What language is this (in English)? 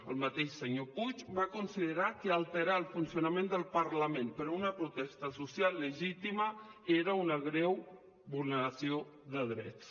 Catalan